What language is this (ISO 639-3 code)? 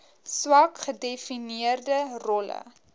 afr